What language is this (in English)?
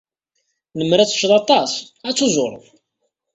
Kabyle